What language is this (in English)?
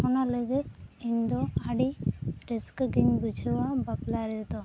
Santali